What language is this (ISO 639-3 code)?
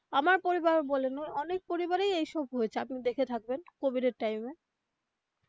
ben